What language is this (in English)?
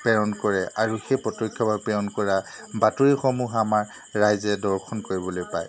Assamese